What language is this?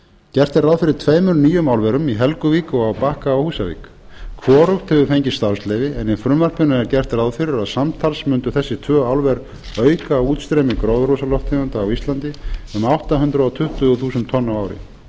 Icelandic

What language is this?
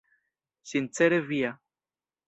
Esperanto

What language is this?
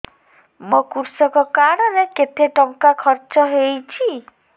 Odia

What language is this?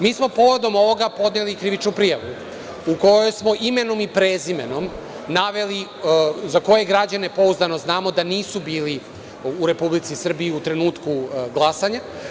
Serbian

